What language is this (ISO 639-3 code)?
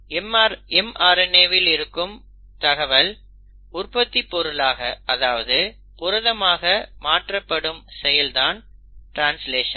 tam